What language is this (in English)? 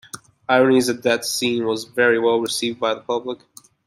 English